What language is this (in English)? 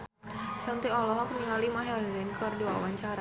Sundanese